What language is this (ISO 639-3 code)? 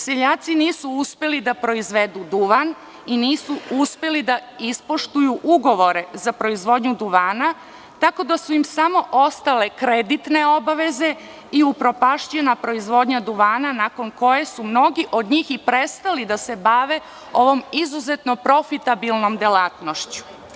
srp